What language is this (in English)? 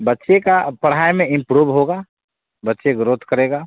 Hindi